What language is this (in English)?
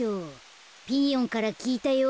Japanese